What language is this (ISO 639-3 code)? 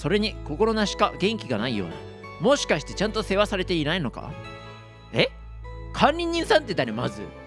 jpn